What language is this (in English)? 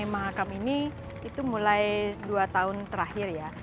Indonesian